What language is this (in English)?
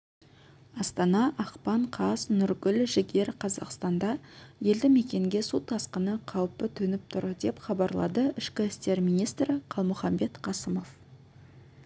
Kazakh